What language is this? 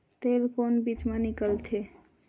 Chhattisgarhi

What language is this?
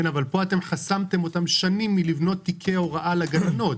Hebrew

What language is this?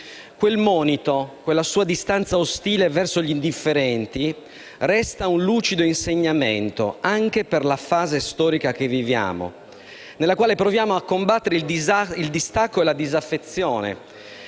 Italian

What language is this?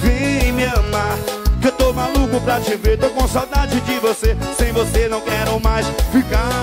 Portuguese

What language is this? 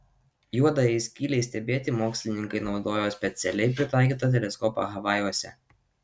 Lithuanian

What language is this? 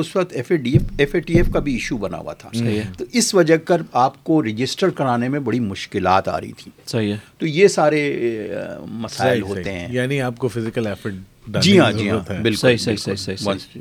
Urdu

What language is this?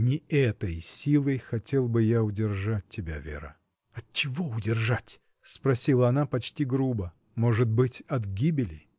Russian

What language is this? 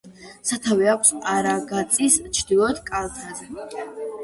Georgian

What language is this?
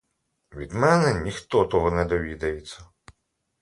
Ukrainian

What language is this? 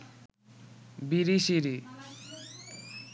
Bangla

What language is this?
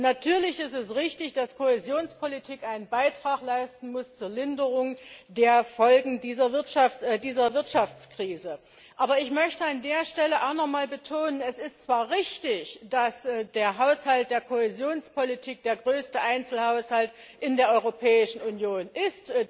German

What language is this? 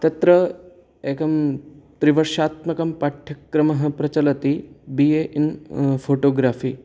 Sanskrit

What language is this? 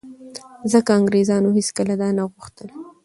Pashto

